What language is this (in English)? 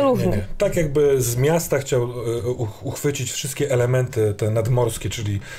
Polish